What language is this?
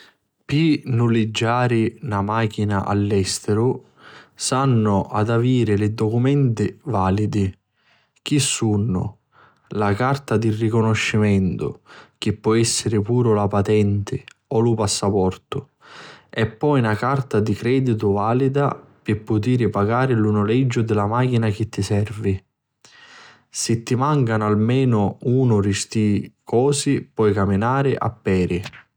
Sicilian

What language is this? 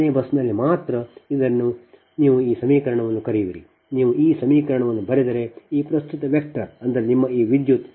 Kannada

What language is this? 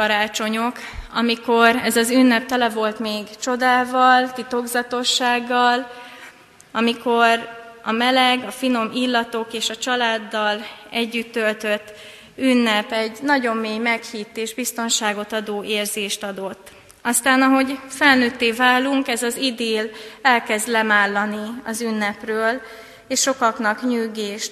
Hungarian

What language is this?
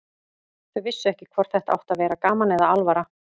Icelandic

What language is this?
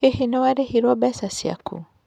Kikuyu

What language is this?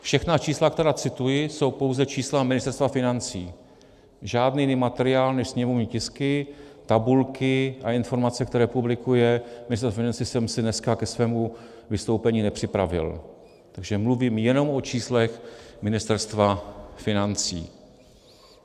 Czech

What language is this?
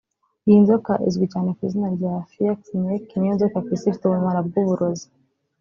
Kinyarwanda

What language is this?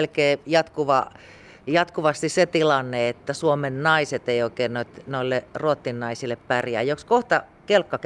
Finnish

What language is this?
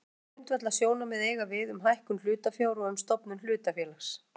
Icelandic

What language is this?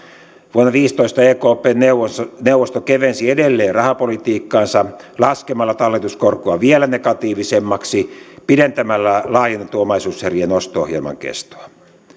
Finnish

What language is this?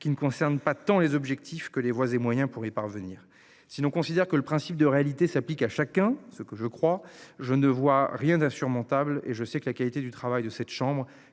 French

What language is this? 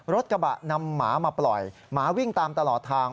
Thai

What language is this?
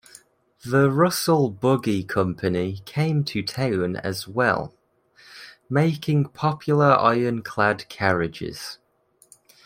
English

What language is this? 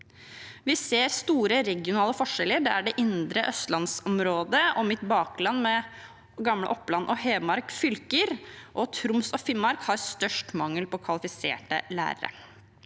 Norwegian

